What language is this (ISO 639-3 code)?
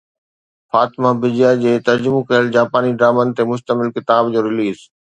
snd